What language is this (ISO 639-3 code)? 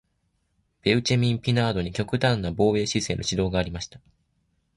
jpn